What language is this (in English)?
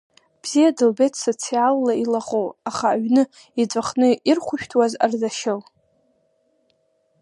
Abkhazian